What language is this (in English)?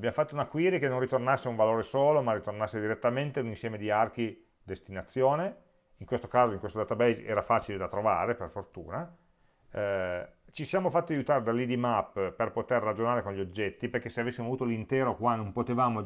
Italian